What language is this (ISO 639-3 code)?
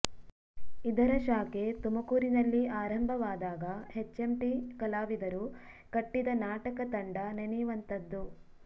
kan